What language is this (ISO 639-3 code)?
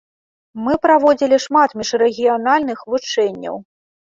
bel